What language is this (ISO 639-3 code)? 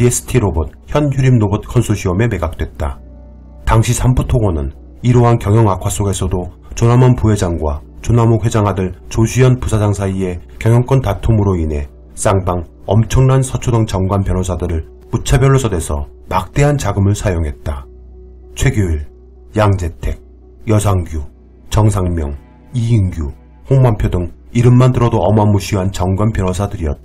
kor